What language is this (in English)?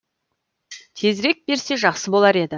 Kazakh